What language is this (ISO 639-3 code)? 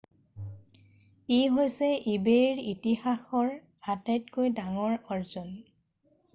asm